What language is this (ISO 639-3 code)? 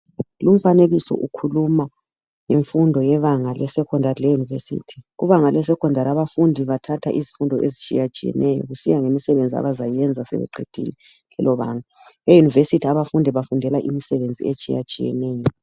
nde